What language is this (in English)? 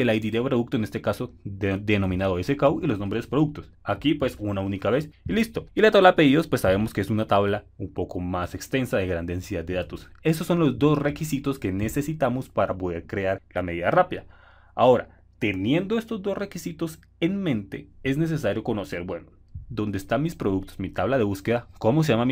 Spanish